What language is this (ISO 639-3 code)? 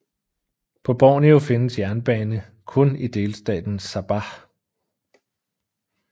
dan